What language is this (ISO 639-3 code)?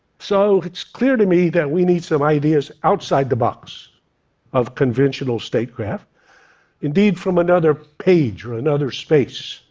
eng